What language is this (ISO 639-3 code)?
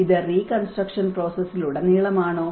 mal